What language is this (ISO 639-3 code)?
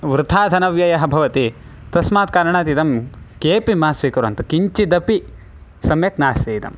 san